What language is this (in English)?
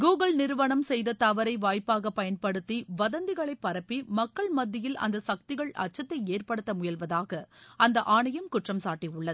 Tamil